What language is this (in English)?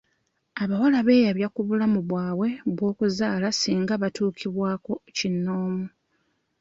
Ganda